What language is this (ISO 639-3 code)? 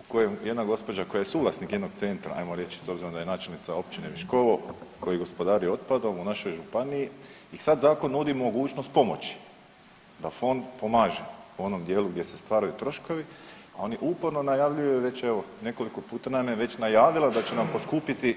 hrv